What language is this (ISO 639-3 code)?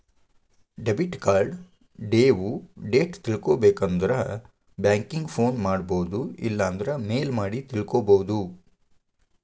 kan